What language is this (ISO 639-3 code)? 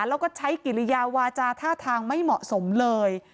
tha